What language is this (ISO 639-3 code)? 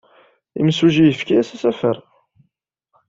kab